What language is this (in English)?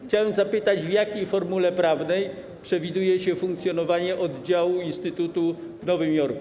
Polish